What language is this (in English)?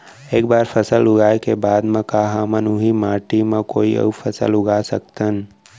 Chhattisgarhi